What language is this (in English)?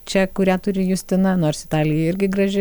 Lithuanian